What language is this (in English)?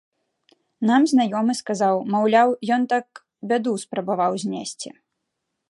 Belarusian